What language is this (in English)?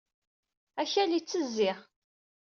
Kabyle